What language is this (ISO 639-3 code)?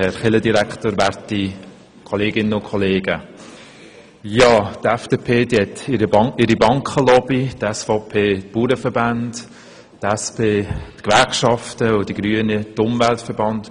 gsw